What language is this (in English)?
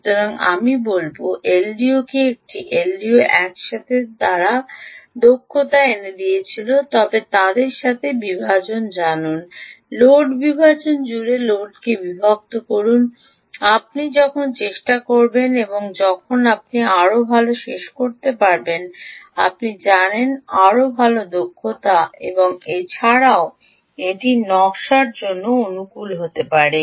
Bangla